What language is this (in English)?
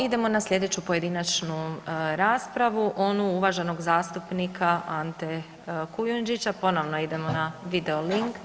Croatian